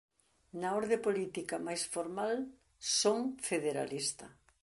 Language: Galician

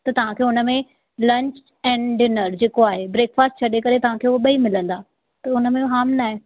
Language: Sindhi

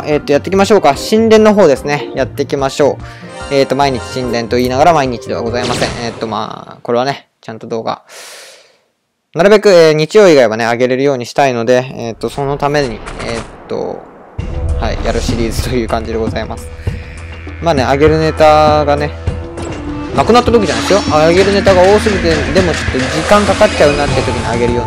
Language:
Japanese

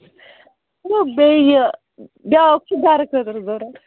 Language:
Kashmiri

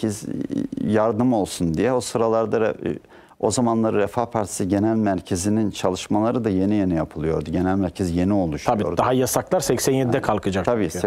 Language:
Turkish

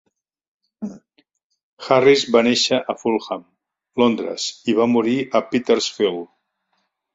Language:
Catalan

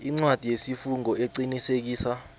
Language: South Ndebele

